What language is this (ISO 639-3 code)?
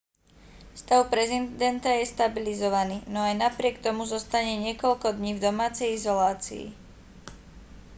slk